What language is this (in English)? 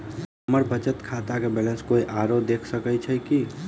Maithili